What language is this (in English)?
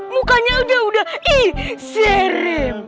Indonesian